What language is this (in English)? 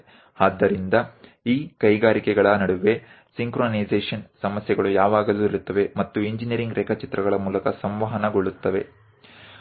Gujarati